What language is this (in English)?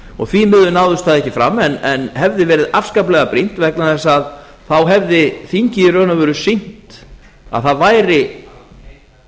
Icelandic